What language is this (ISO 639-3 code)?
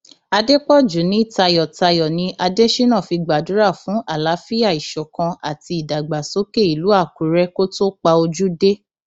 yor